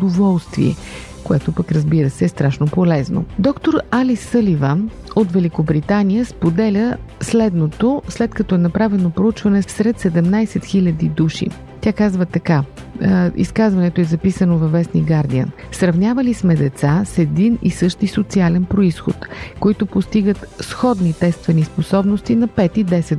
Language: Bulgarian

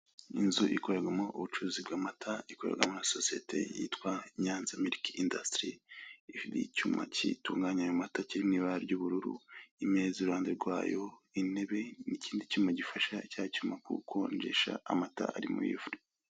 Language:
Kinyarwanda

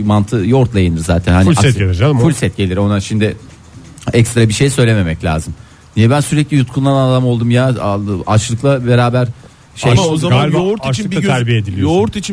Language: Turkish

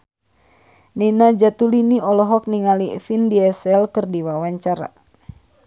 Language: Sundanese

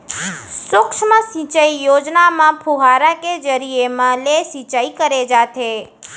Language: Chhattisgarhi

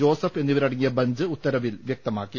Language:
Malayalam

